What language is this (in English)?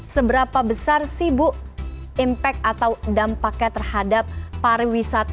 Indonesian